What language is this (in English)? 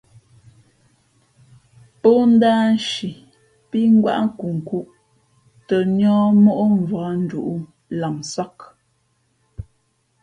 Fe'fe'